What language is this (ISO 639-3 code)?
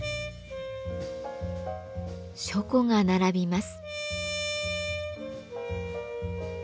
jpn